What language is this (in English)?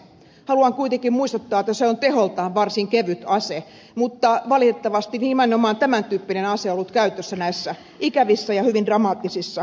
Finnish